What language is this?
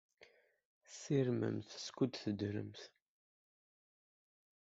Kabyle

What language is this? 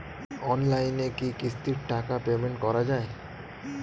Bangla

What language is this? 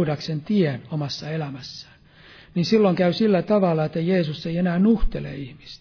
Finnish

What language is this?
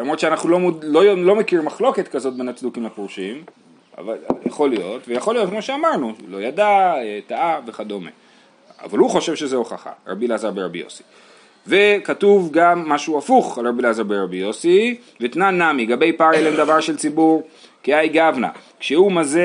Hebrew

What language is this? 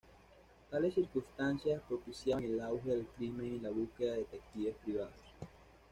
Spanish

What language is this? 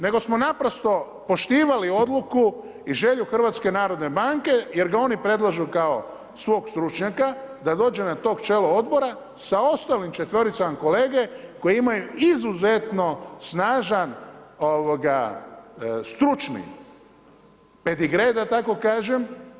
Croatian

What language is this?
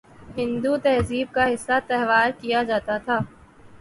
Urdu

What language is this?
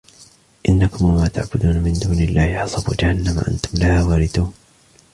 Arabic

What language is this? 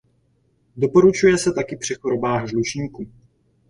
Czech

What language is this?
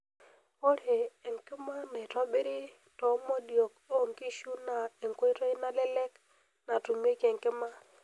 Masai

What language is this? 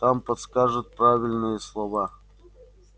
Russian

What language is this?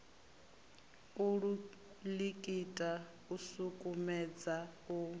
Venda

